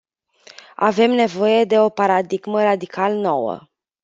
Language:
Romanian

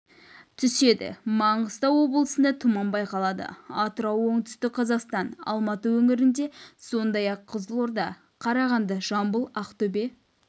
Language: Kazakh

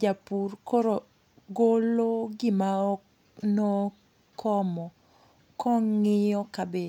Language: Luo (Kenya and Tanzania)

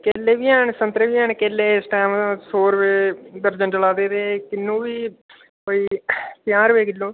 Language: Dogri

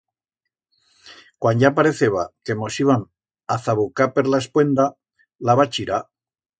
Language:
Aragonese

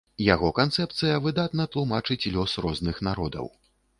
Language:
Belarusian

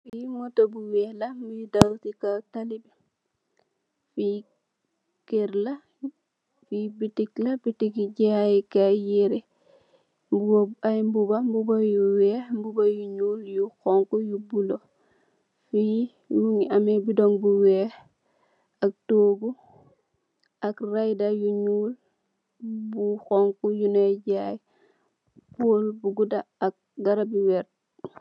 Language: Wolof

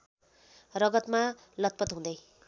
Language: Nepali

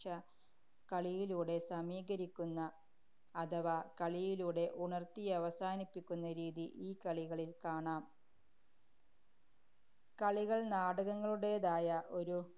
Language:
Malayalam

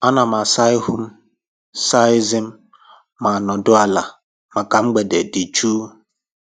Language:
Igbo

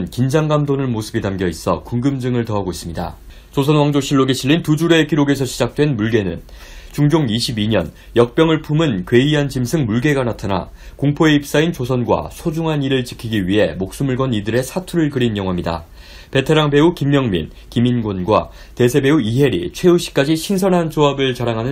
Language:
Korean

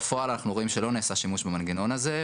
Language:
Hebrew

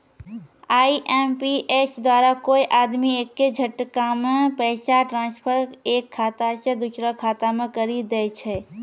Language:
Maithili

